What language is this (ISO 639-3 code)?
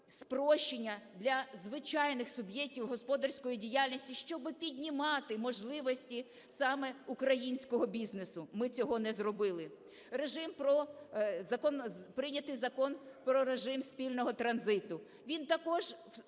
ukr